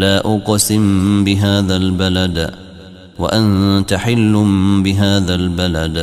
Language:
Arabic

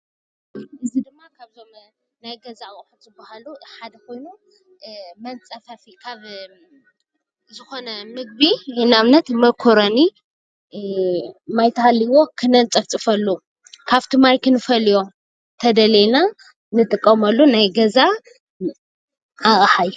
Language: Tigrinya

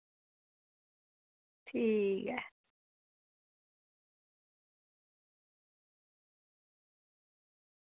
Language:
Dogri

